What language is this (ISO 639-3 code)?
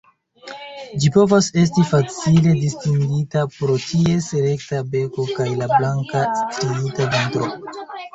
epo